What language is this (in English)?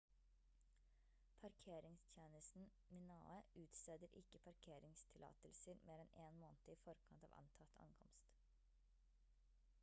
Norwegian Bokmål